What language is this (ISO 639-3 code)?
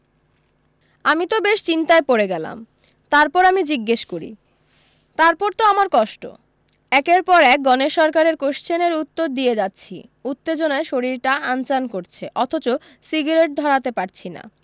ben